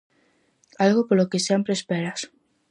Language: Galician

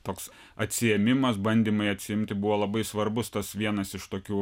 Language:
Lithuanian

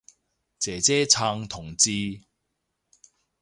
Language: Cantonese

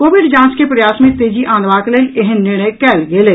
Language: Maithili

